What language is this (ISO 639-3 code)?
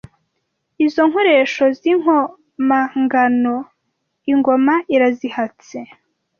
kin